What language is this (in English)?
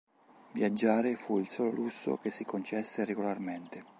Italian